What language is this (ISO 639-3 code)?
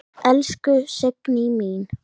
isl